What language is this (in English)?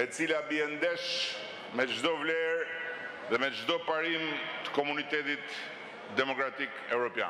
Romanian